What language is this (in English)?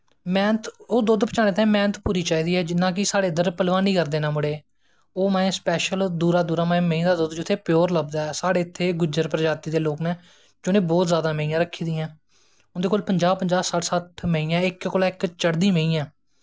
Dogri